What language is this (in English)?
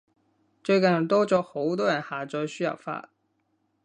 Cantonese